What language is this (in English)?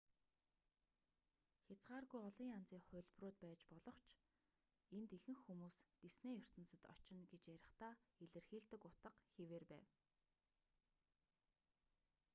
Mongolian